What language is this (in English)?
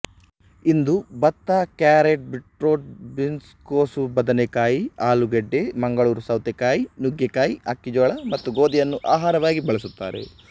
Kannada